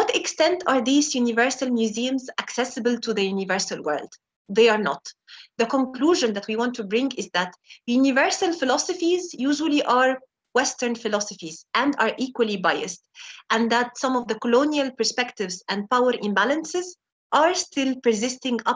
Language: English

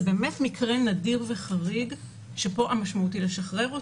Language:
Hebrew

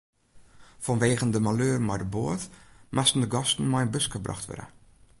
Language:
Western Frisian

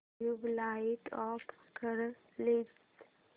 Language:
Marathi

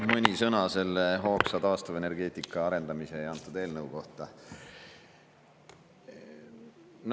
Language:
Estonian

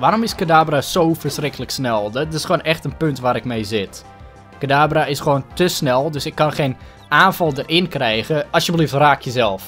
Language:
Dutch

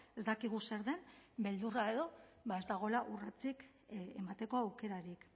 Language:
Basque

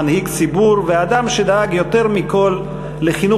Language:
Hebrew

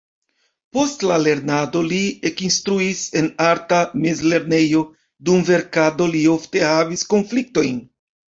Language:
Esperanto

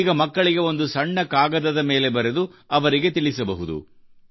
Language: Kannada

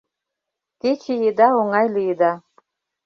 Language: Mari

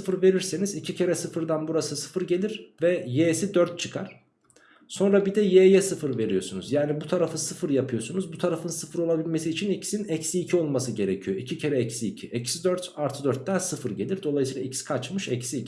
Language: Turkish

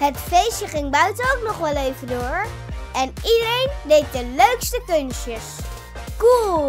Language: Dutch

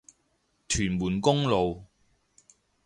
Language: Cantonese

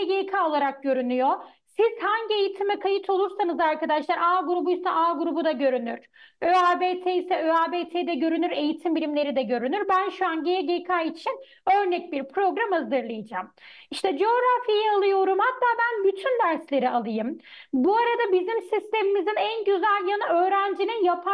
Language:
Turkish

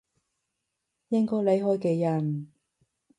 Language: Cantonese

